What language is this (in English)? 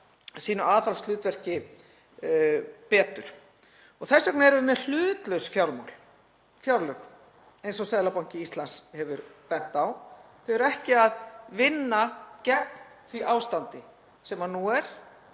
Icelandic